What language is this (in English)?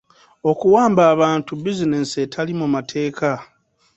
Ganda